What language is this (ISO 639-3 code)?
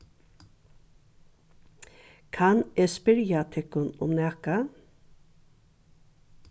fao